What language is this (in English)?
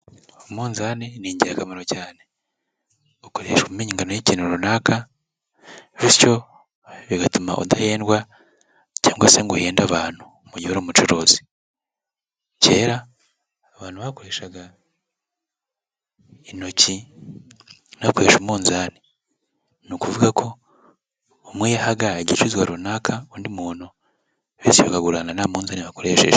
Kinyarwanda